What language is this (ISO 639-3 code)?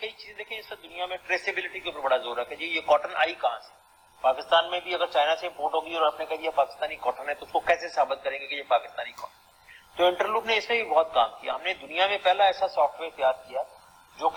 urd